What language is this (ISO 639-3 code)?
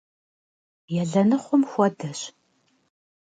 kbd